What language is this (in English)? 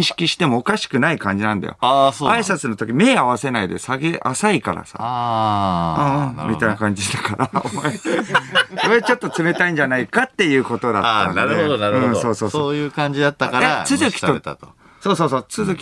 Japanese